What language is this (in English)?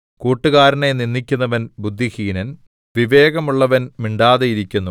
Malayalam